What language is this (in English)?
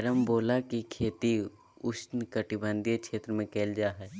Magahi